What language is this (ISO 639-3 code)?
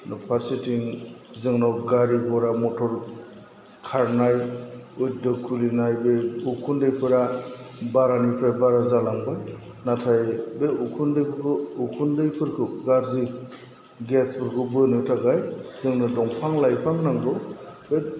brx